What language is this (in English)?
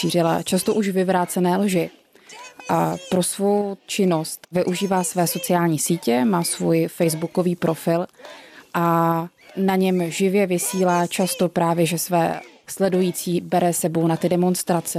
Czech